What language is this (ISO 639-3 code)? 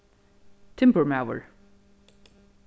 fao